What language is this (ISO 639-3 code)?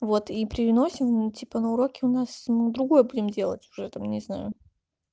rus